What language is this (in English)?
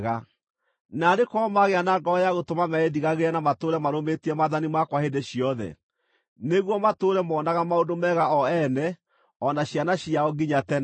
Kikuyu